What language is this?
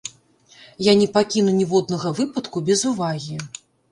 Belarusian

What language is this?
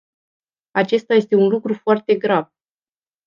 Romanian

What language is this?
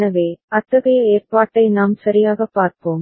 Tamil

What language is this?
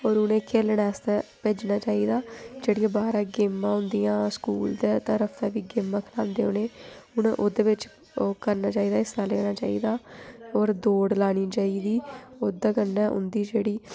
Dogri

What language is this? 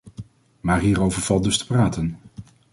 Dutch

